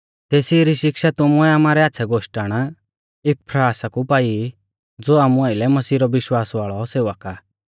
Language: Mahasu Pahari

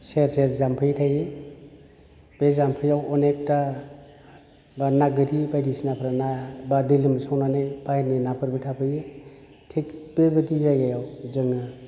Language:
Bodo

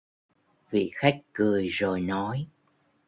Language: Vietnamese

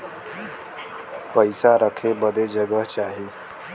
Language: Bhojpuri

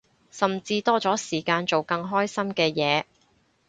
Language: Cantonese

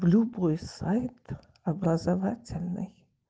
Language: Russian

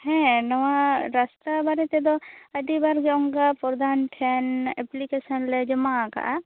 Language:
Santali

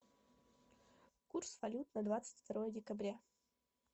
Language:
Russian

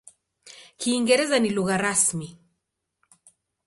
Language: Swahili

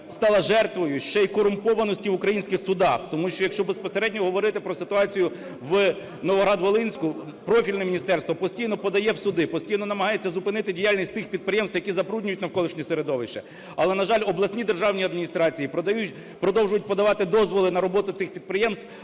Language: Ukrainian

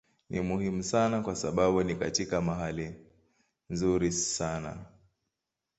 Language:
Swahili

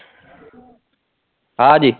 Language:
Punjabi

